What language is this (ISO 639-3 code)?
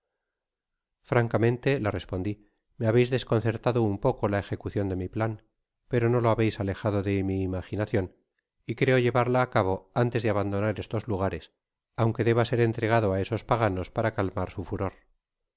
spa